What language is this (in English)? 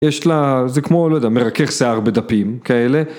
Hebrew